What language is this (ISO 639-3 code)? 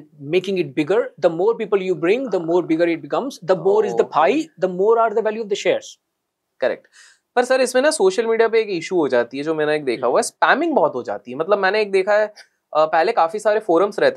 hin